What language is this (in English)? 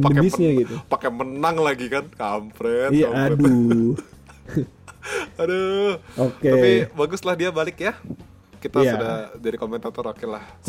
Indonesian